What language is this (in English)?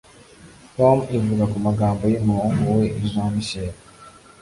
Kinyarwanda